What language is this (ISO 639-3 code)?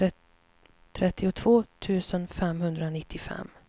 swe